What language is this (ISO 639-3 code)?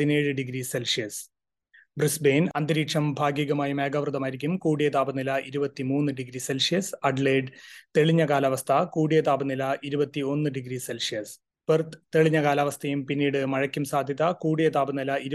mal